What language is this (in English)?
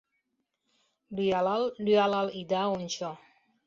Mari